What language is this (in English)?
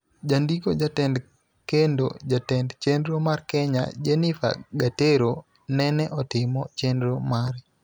Luo (Kenya and Tanzania)